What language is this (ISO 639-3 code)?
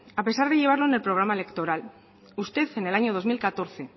spa